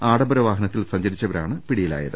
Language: Malayalam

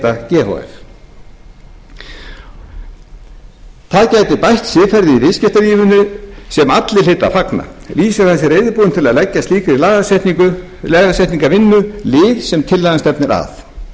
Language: Icelandic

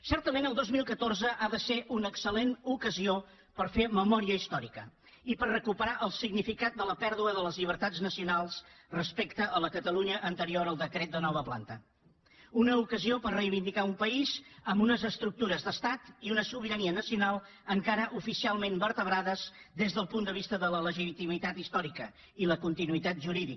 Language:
Catalan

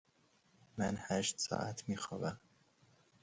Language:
Persian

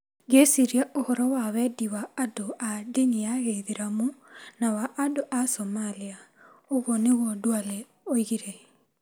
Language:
Kikuyu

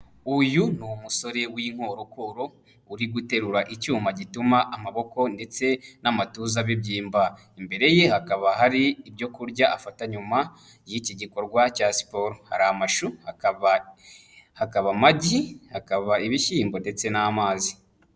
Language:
Kinyarwanda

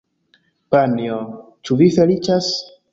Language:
Esperanto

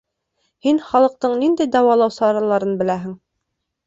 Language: Bashkir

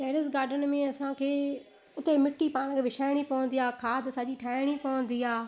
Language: Sindhi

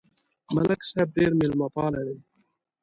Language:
Pashto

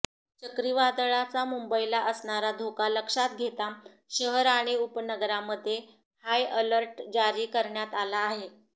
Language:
Marathi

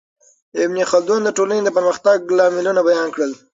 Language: Pashto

